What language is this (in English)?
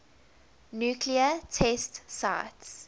English